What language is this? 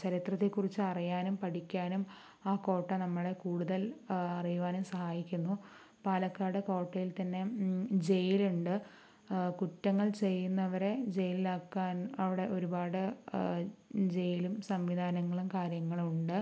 Malayalam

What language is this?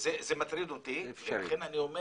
Hebrew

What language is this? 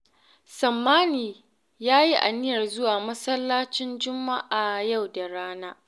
Hausa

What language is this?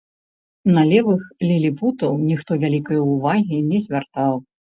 Belarusian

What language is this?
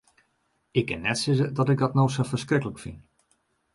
Western Frisian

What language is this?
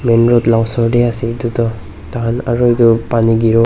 Naga Pidgin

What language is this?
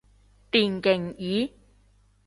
Cantonese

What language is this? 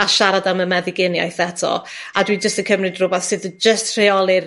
Welsh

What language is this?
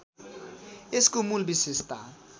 Nepali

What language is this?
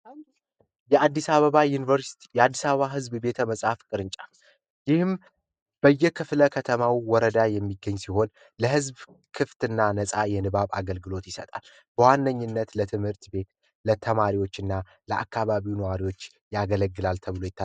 Amharic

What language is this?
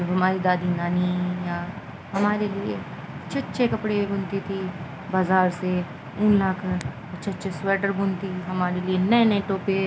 Urdu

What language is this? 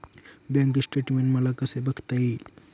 Marathi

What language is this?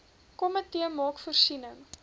Afrikaans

